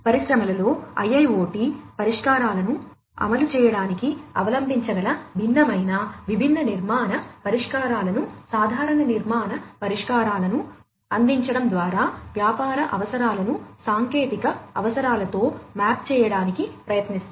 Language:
Telugu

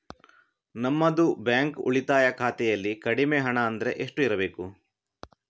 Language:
Kannada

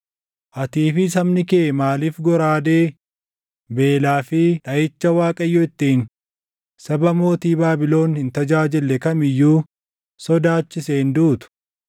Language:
Oromo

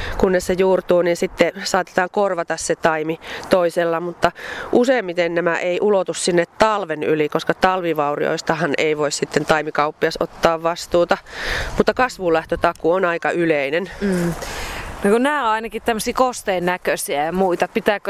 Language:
Finnish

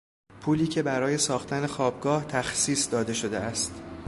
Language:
Persian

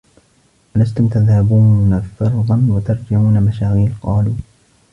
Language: Arabic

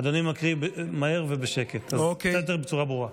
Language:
Hebrew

